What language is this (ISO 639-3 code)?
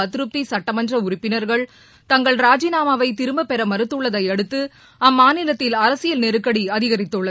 tam